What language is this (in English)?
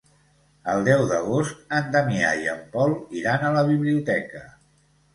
Catalan